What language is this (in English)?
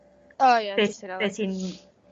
Welsh